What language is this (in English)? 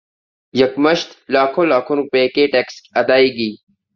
Urdu